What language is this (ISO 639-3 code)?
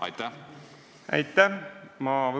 est